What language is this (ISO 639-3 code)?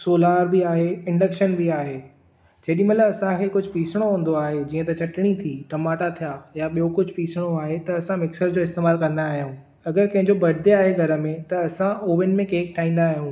snd